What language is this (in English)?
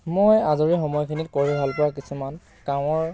Assamese